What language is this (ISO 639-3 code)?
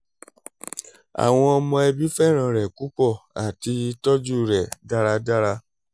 yor